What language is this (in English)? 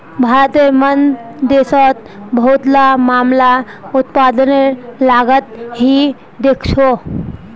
Magahi